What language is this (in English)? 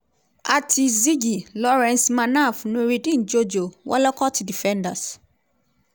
Nigerian Pidgin